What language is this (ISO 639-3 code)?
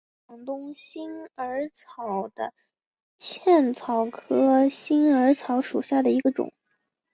zho